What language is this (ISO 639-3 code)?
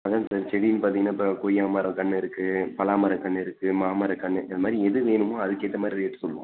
tam